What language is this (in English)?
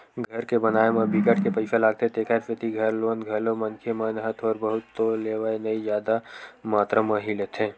Chhattisgarhi